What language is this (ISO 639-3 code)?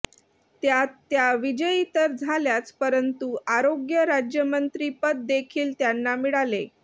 mar